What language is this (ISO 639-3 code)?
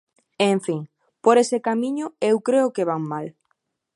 glg